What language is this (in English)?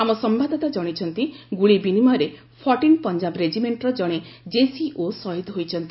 Odia